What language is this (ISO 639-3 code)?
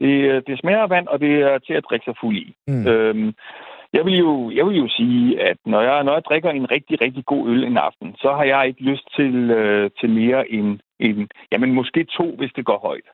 dan